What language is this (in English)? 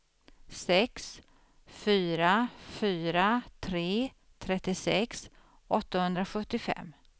Swedish